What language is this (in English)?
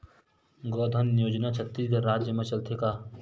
Chhattisgarhi